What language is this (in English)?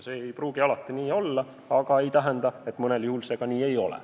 Estonian